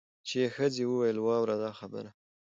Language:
Pashto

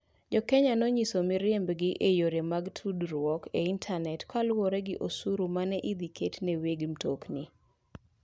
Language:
Luo (Kenya and Tanzania)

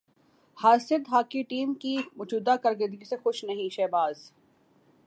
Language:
Urdu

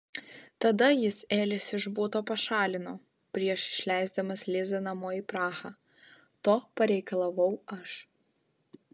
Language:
Lithuanian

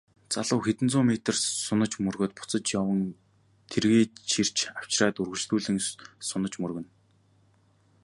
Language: Mongolian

